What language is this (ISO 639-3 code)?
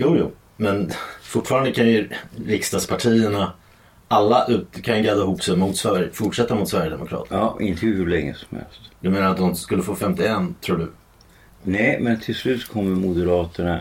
swe